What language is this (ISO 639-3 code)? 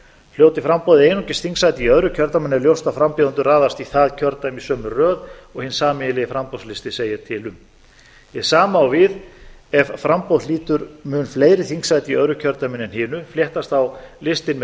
isl